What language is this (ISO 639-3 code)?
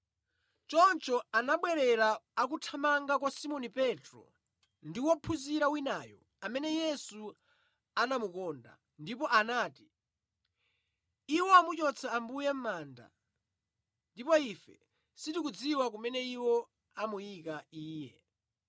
nya